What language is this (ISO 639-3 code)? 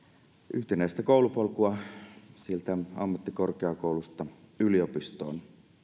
fin